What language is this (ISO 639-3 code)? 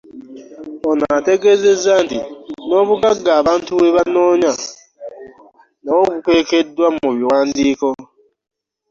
lug